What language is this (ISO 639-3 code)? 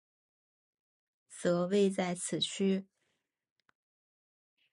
zho